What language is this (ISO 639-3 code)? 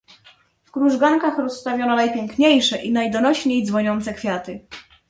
pol